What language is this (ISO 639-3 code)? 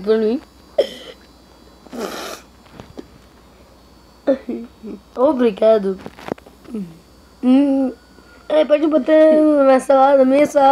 por